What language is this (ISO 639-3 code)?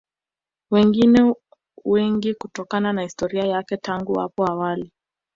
swa